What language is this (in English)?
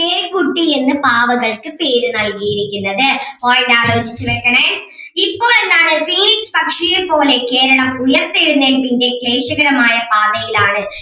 Malayalam